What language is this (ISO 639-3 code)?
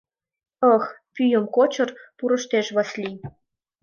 chm